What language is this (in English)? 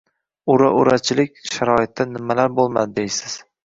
Uzbek